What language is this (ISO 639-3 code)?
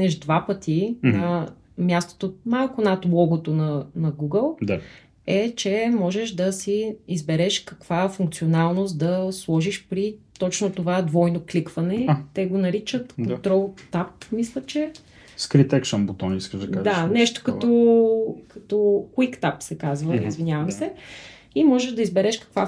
bul